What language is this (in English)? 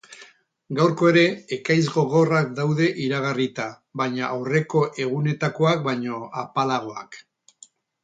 Basque